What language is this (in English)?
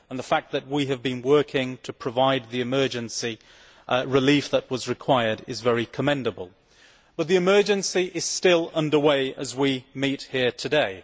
English